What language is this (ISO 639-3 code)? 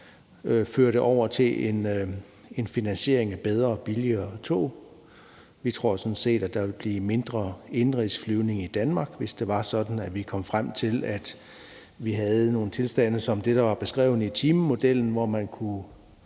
dan